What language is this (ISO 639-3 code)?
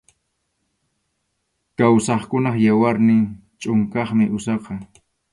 qxu